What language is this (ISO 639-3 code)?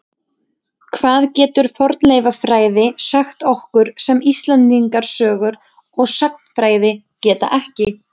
isl